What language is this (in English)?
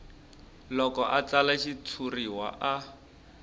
Tsonga